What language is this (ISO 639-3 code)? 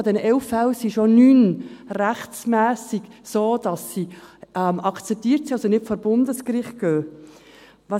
gsw